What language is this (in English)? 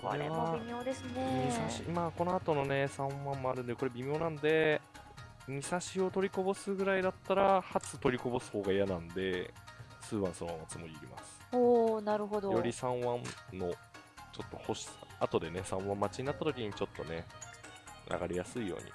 Japanese